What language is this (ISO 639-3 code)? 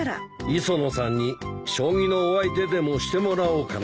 jpn